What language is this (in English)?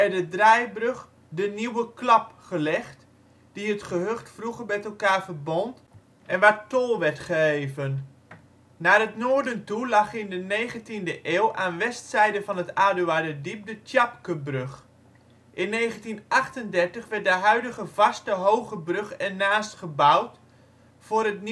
Dutch